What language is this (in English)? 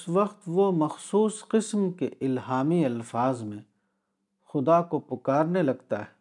Urdu